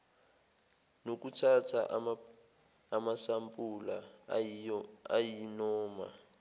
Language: Zulu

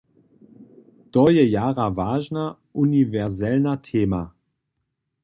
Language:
Upper Sorbian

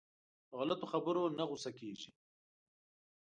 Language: Pashto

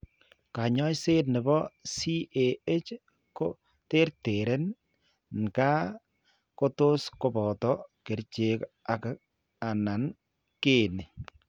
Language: Kalenjin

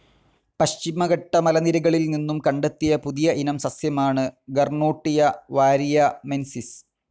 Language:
Malayalam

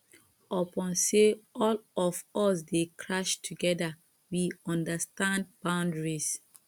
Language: Nigerian Pidgin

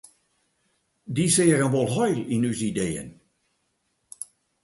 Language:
Western Frisian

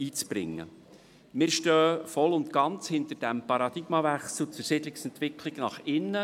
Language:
Swiss German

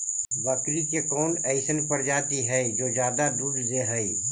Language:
Magahi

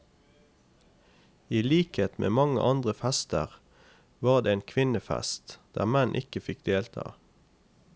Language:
Norwegian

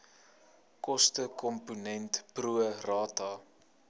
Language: Afrikaans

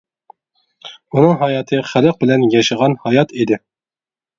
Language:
Uyghur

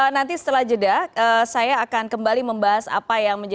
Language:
Indonesian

